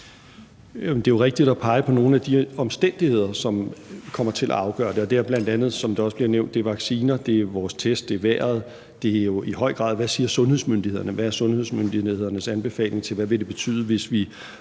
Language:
Danish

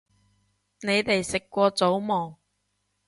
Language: Cantonese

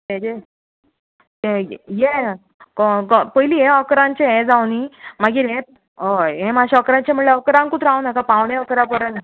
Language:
Konkani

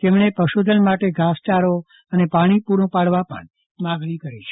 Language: Gujarati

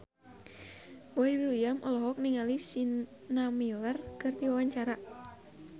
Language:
Sundanese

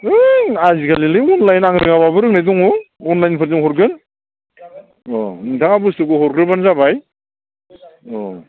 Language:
Bodo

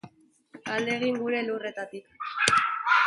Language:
Basque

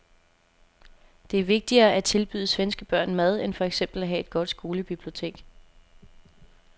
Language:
Danish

